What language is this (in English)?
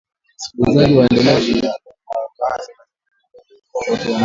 Swahili